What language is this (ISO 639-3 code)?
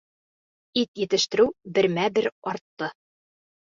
bak